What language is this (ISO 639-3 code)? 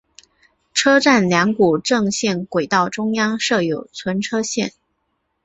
zho